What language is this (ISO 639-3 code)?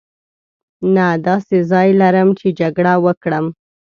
pus